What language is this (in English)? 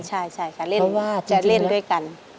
Thai